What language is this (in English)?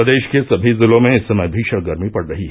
Hindi